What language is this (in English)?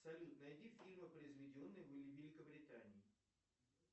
Russian